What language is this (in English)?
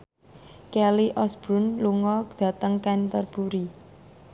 Javanese